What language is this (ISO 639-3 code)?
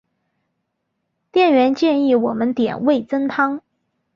zho